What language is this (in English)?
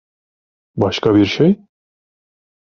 Turkish